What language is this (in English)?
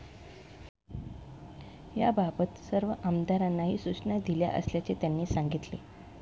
Marathi